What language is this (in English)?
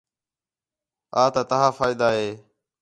Khetrani